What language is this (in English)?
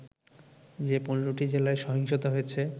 Bangla